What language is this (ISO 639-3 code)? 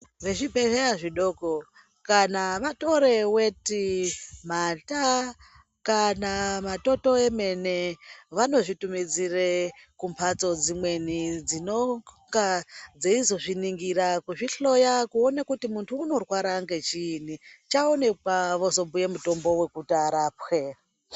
ndc